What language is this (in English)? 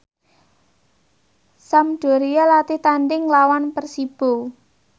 Javanese